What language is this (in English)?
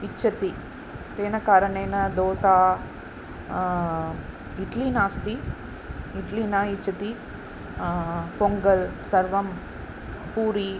Sanskrit